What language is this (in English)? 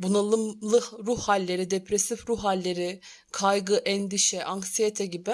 Turkish